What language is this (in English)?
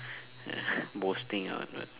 English